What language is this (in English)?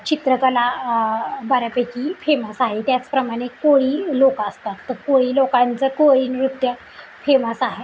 Marathi